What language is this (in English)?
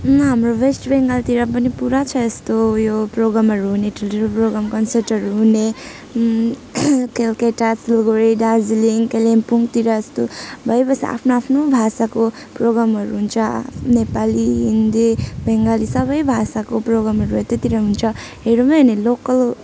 Nepali